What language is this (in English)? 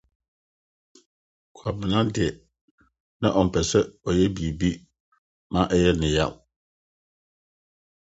Akan